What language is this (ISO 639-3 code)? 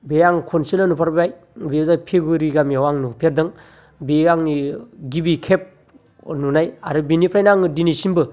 brx